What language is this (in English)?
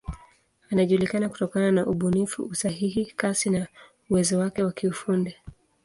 Swahili